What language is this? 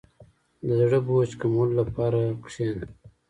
Pashto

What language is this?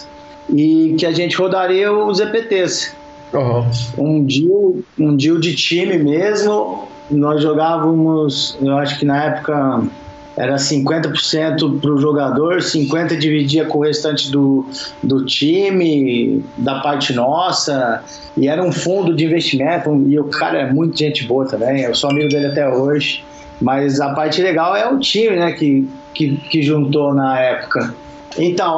Portuguese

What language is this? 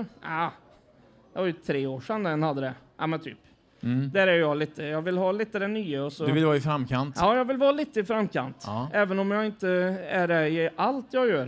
Swedish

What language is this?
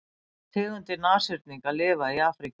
Icelandic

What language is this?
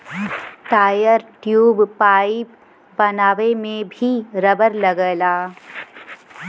Bhojpuri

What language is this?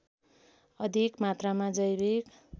Nepali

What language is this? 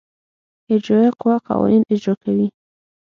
Pashto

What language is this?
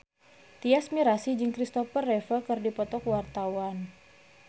Sundanese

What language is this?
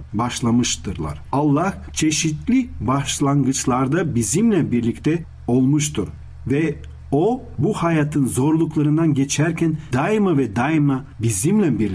Turkish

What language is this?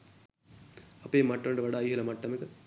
Sinhala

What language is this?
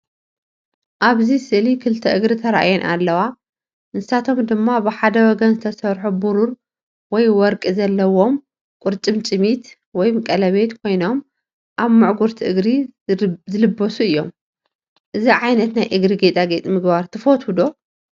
Tigrinya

